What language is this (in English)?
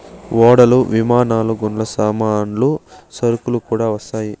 Telugu